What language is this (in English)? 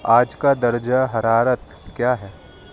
Urdu